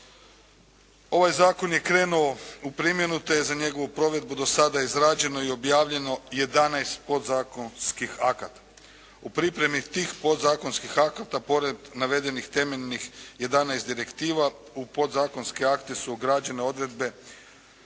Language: Croatian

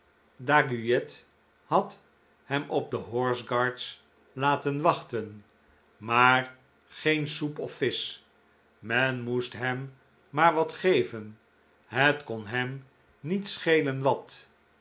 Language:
Dutch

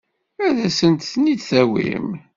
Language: Kabyle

